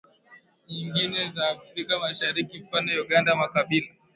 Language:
Swahili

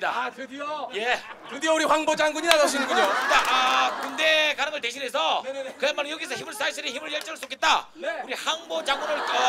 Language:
Korean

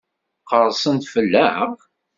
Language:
Kabyle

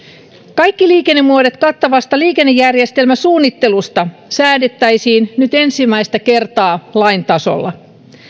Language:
Finnish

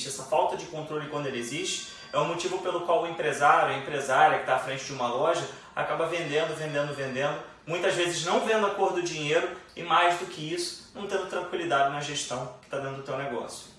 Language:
Portuguese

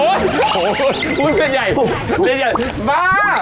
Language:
Thai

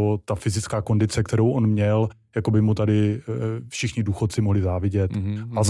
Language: Czech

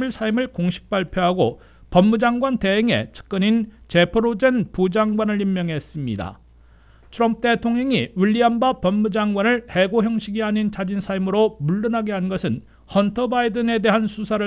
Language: Korean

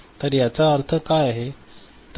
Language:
Marathi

